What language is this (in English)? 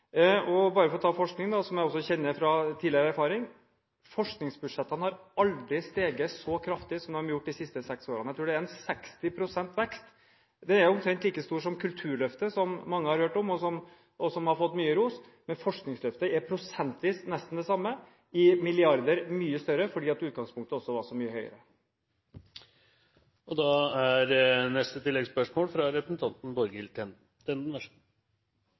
Norwegian